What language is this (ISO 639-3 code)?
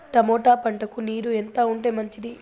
tel